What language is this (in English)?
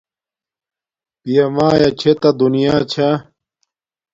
Domaaki